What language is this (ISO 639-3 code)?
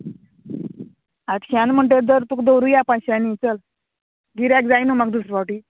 kok